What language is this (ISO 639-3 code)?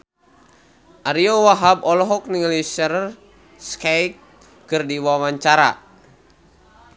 sun